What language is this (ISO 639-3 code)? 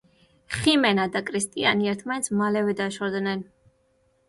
kat